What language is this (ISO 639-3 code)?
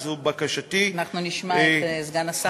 heb